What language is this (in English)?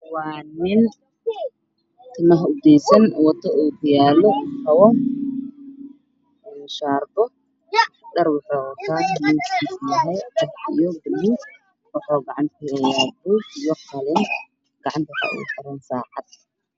Somali